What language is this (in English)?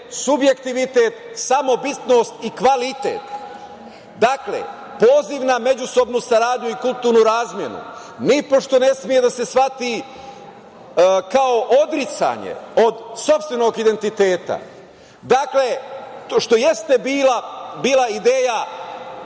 Serbian